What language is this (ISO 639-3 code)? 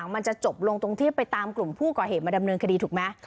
tha